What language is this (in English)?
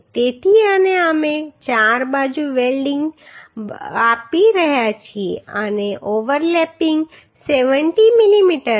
Gujarati